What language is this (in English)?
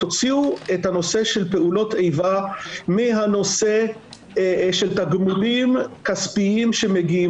Hebrew